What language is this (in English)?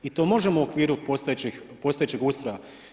Croatian